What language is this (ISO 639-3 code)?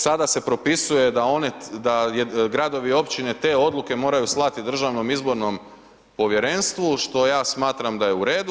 hrv